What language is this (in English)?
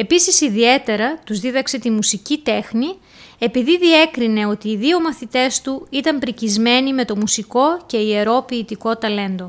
Greek